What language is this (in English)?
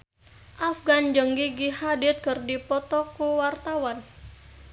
Sundanese